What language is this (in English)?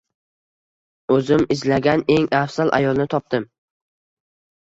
Uzbek